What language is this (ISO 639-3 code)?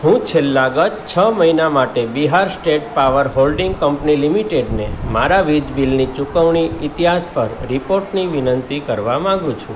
guj